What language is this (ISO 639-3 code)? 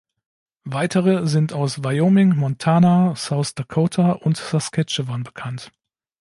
deu